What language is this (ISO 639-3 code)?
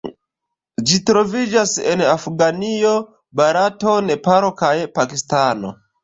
epo